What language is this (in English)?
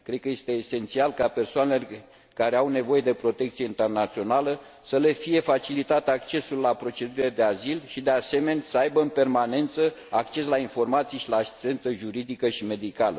Romanian